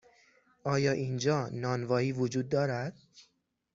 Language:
Persian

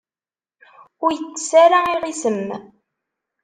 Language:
Kabyle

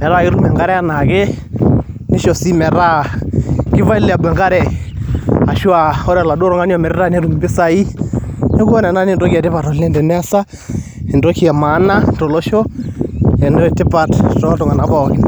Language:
Masai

